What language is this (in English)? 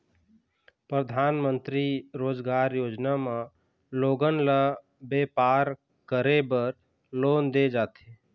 Chhattisgarhi